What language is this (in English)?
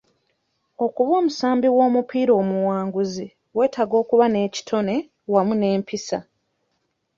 Ganda